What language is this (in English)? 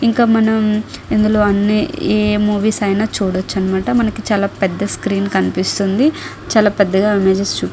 Telugu